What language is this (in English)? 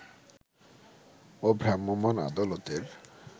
Bangla